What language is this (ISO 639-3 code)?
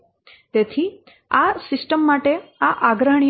guj